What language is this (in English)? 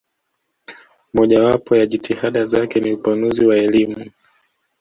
Swahili